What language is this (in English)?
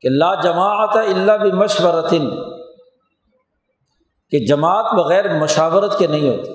Urdu